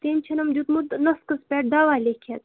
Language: Kashmiri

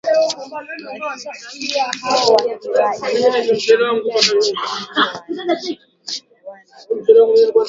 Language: Swahili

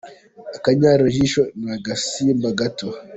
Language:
Kinyarwanda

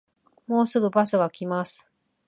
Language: Japanese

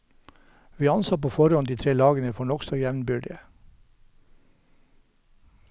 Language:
Norwegian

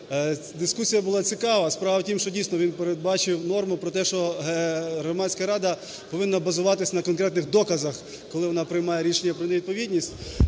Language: Ukrainian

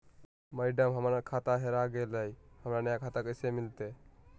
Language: Magahi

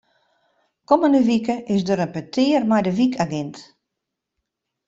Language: Western Frisian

